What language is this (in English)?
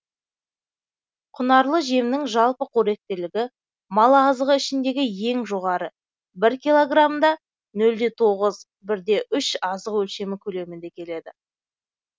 Kazakh